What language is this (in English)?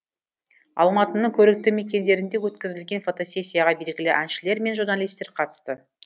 Kazakh